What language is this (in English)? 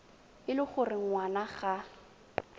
Tswana